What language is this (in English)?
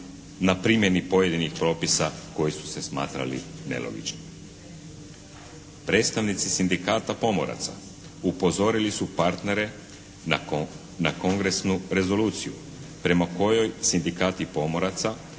Croatian